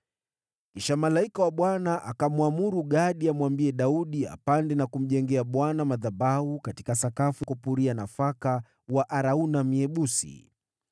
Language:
Swahili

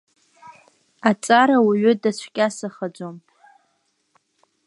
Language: Abkhazian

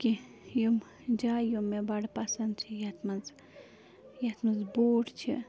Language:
Kashmiri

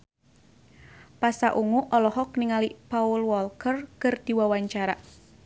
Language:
Sundanese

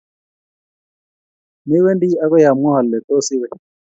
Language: Kalenjin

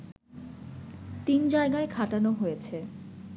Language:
Bangla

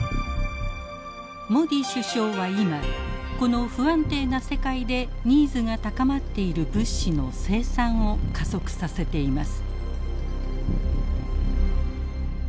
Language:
Japanese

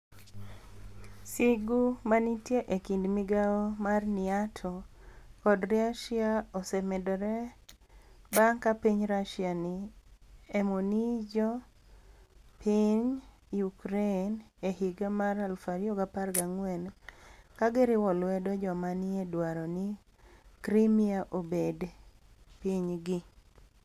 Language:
Luo (Kenya and Tanzania)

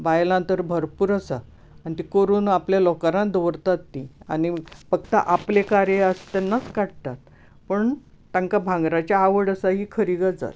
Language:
Konkani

